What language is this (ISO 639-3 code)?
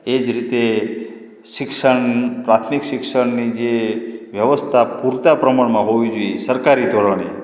guj